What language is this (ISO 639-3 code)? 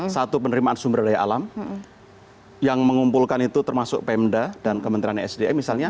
ind